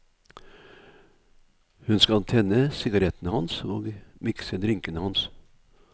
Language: Norwegian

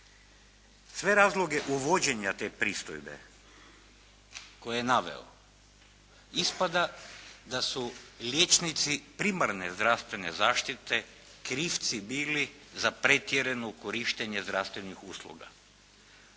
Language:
Croatian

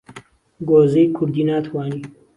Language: Central Kurdish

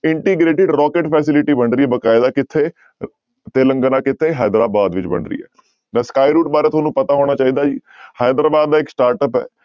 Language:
Punjabi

